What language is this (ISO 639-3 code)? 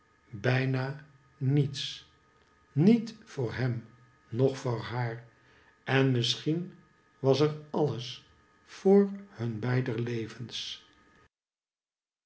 nld